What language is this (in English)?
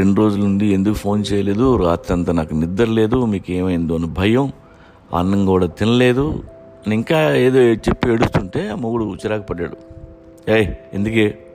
Telugu